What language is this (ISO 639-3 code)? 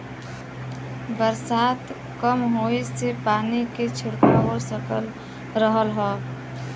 bho